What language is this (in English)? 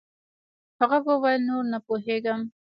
Pashto